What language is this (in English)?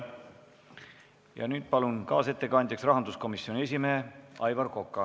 Estonian